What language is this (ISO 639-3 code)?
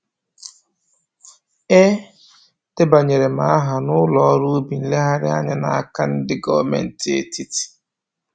ibo